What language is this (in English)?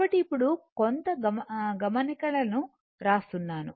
Telugu